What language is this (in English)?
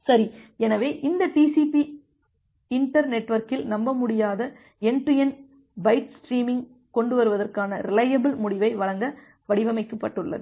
Tamil